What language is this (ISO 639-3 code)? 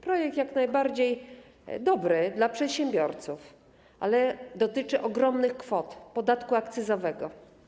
pol